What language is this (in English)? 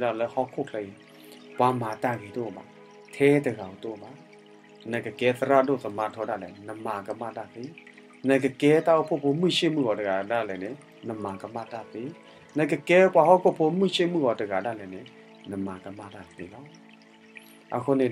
Thai